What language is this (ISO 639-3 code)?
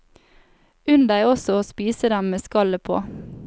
nor